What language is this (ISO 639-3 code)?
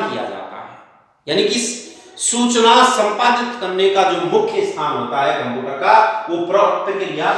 hin